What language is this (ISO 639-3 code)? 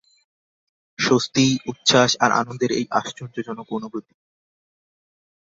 ben